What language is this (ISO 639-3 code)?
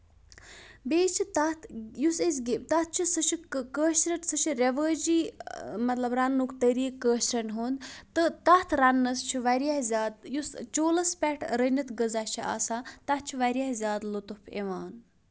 kas